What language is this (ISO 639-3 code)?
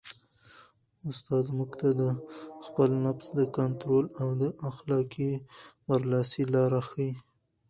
pus